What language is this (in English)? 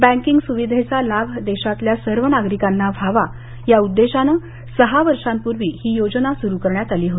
Marathi